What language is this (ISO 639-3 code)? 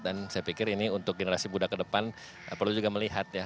ind